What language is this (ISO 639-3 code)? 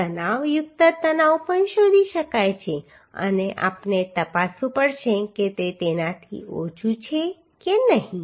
guj